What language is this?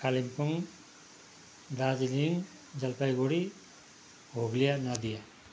Nepali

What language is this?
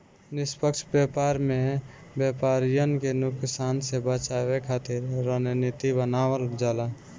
Bhojpuri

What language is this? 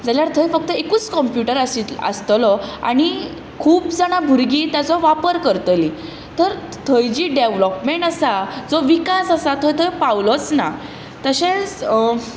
Konkani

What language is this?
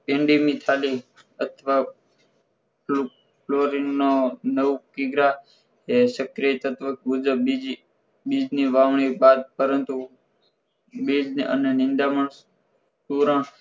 Gujarati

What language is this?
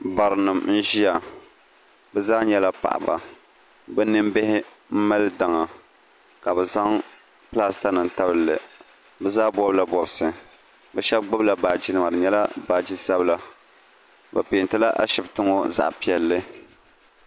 Dagbani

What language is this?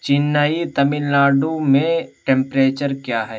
Urdu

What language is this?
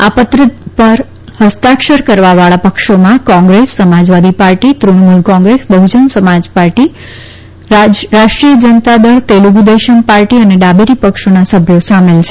Gujarati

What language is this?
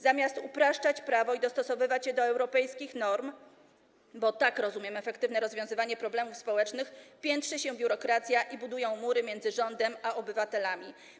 Polish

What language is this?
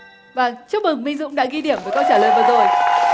Vietnamese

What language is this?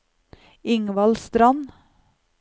Norwegian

